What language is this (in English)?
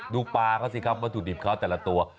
Thai